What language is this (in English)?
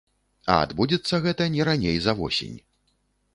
Belarusian